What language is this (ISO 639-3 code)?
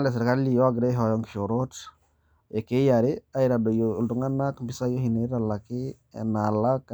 mas